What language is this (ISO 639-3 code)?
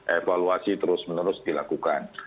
ind